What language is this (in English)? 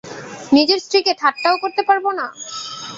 Bangla